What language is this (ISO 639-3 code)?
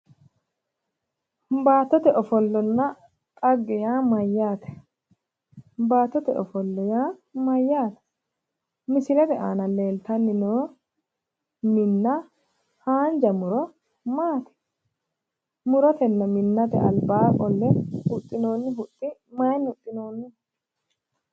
sid